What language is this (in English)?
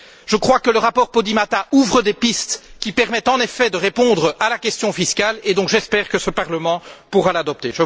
French